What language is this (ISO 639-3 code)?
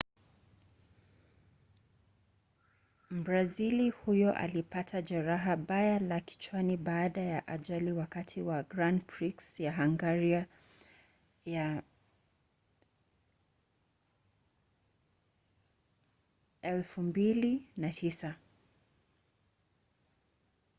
swa